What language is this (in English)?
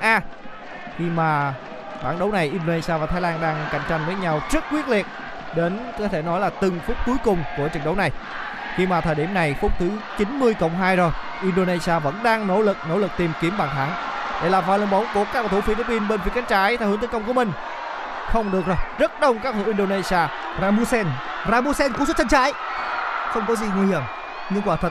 Vietnamese